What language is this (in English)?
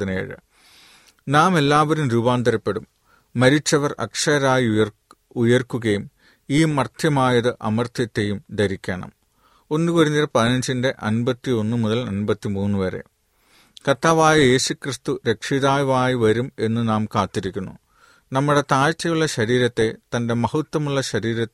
Malayalam